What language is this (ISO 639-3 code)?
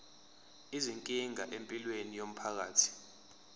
zul